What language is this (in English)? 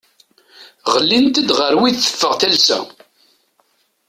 Kabyle